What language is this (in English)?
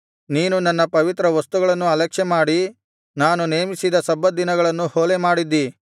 Kannada